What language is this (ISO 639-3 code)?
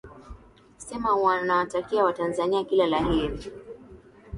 swa